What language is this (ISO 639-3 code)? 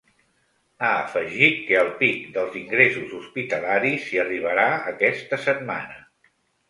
cat